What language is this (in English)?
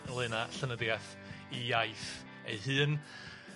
Welsh